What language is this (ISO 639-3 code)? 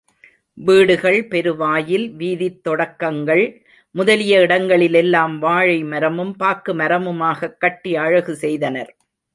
tam